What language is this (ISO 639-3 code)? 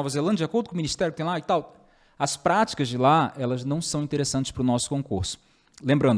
por